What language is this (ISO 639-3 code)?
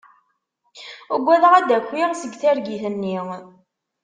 kab